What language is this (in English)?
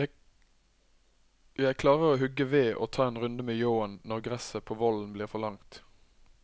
Norwegian